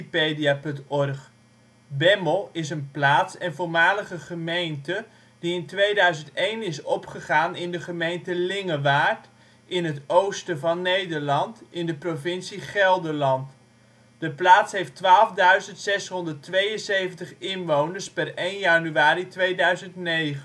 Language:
Dutch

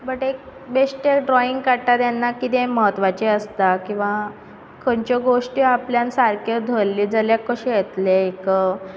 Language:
Konkani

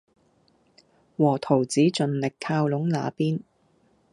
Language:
Cantonese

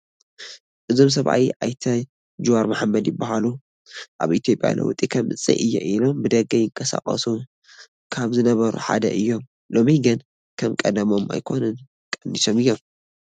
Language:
Tigrinya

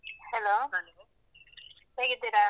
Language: Kannada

